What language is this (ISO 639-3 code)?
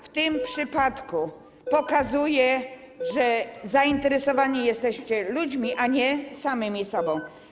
pol